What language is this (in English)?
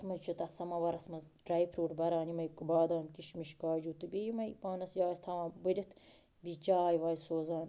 Kashmiri